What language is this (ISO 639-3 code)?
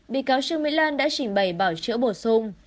vie